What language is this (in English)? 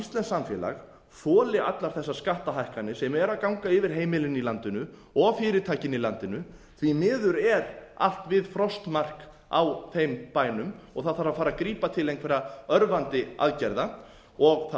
Icelandic